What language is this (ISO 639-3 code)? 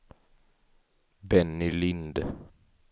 swe